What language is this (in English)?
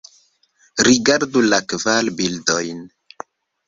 Esperanto